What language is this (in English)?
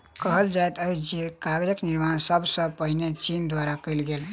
Maithili